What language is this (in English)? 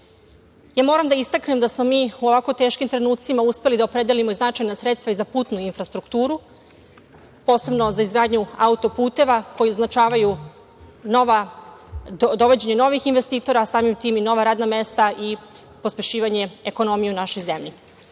Serbian